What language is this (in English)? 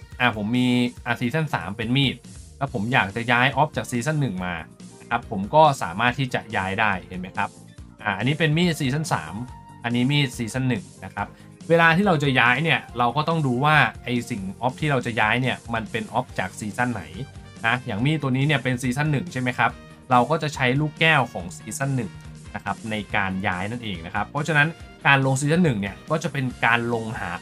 Thai